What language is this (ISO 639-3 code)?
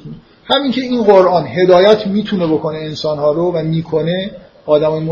fas